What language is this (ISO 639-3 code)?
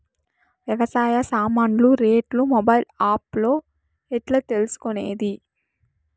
tel